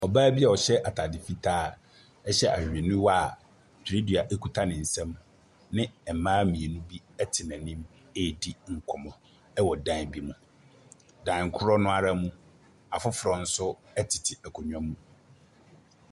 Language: Akan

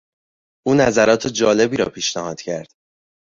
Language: Persian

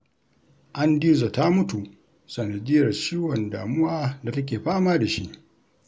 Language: Hausa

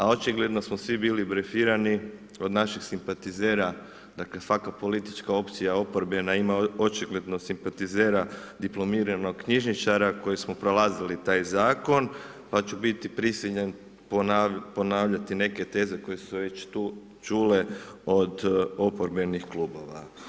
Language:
Croatian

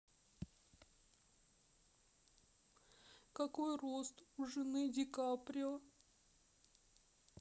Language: Russian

